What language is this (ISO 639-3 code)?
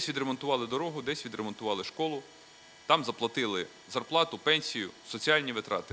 ukr